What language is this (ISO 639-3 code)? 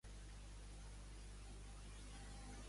cat